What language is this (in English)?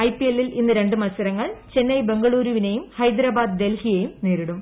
Malayalam